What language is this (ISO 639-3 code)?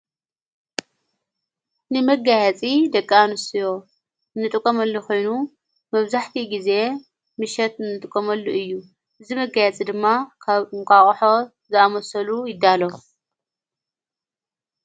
tir